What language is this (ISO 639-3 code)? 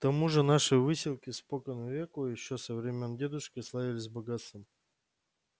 rus